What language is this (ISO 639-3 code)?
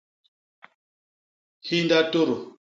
bas